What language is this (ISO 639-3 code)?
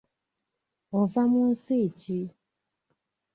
lug